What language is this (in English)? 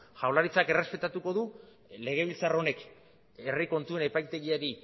Basque